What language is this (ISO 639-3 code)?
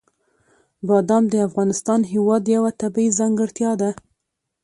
pus